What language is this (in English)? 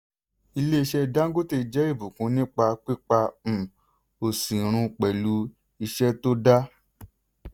Yoruba